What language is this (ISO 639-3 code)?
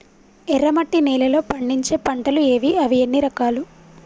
tel